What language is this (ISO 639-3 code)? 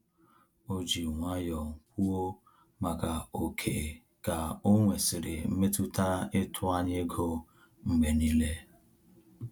ibo